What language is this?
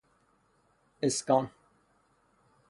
Persian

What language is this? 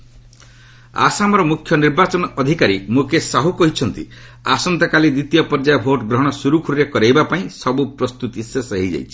Odia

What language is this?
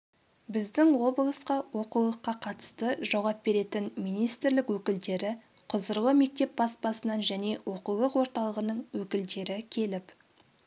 Kazakh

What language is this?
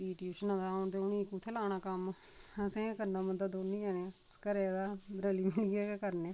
Dogri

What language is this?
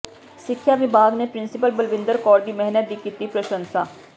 Punjabi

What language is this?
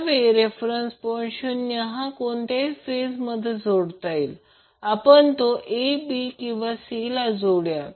Marathi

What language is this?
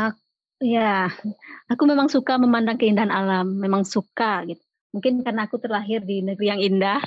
Indonesian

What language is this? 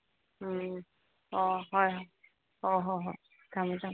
Manipuri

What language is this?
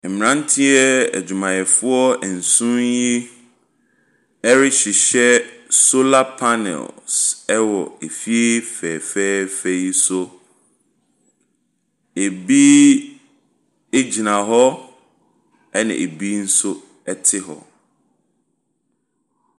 Akan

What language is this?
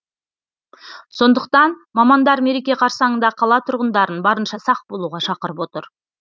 Kazakh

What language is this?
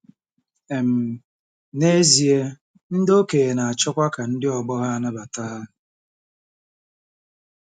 Igbo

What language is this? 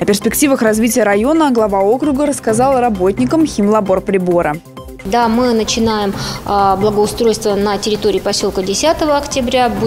Russian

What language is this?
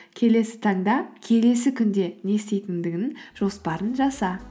Kazakh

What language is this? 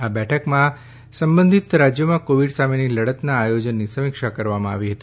Gujarati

